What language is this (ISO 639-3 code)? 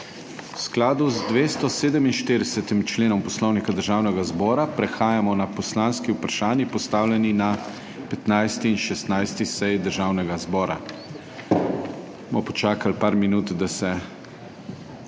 slv